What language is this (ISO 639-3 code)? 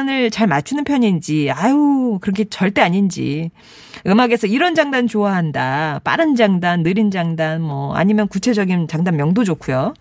kor